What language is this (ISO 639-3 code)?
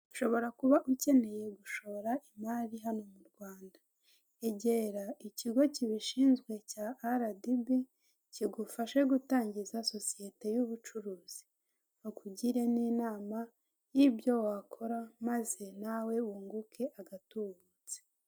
kin